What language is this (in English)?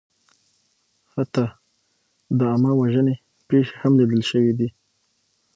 Pashto